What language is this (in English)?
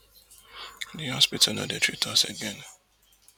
Nigerian Pidgin